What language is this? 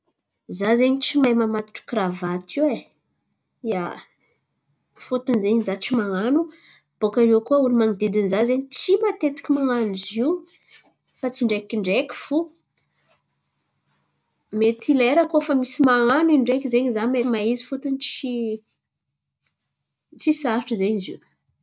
Antankarana Malagasy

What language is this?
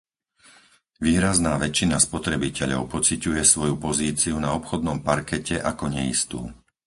Slovak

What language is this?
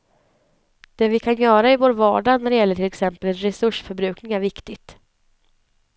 Swedish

